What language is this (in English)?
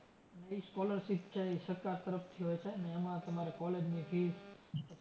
Gujarati